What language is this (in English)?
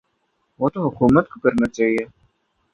Urdu